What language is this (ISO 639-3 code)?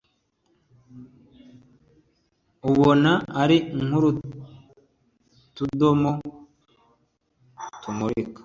kin